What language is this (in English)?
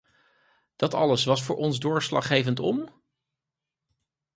Dutch